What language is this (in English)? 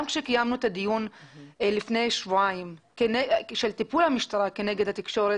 Hebrew